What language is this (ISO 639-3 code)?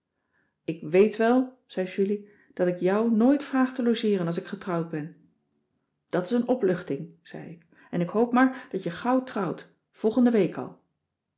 nld